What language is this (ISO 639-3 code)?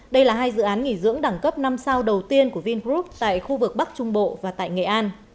vie